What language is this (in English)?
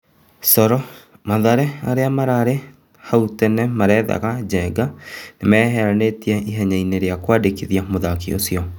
Kikuyu